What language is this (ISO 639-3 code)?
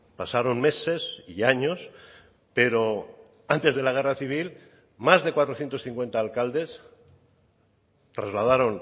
spa